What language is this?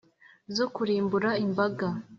Kinyarwanda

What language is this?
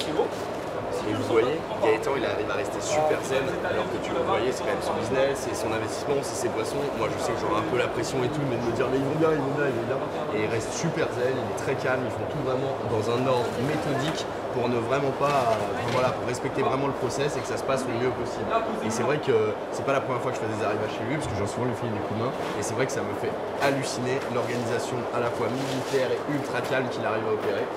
French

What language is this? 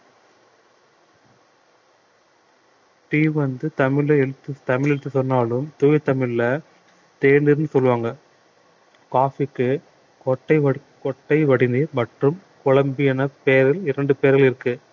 Tamil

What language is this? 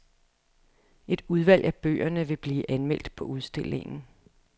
Danish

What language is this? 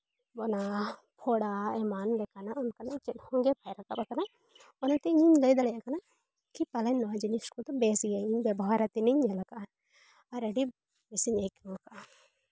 Santali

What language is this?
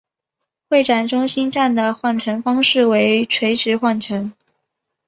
Chinese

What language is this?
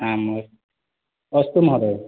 Sanskrit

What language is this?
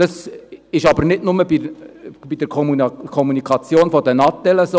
Swiss German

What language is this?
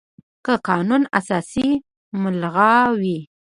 Pashto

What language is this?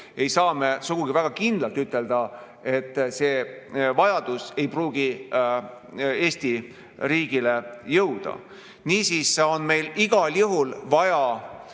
Estonian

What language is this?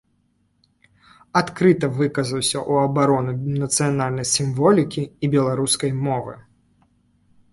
Belarusian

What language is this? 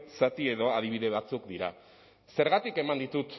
Basque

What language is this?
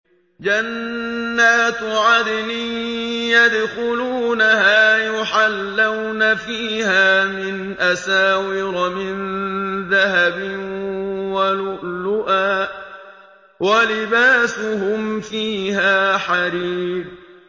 Arabic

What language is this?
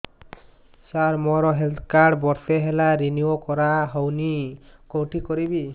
Odia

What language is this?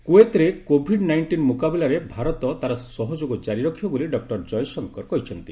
Odia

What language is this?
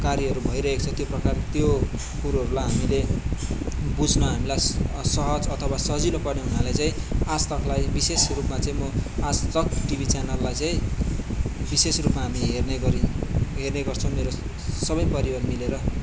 Nepali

